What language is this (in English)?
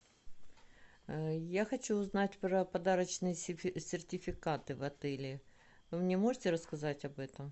Russian